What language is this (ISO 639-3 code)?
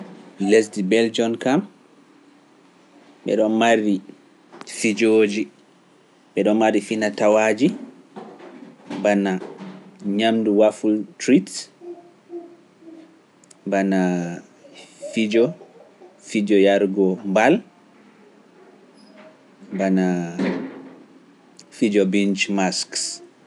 fuf